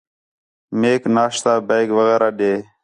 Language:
Khetrani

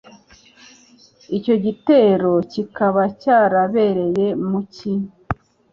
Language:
Kinyarwanda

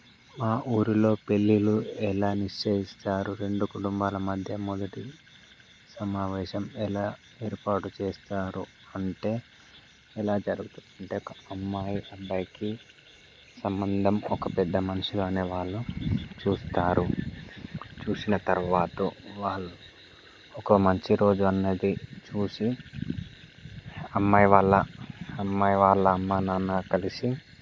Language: Telugu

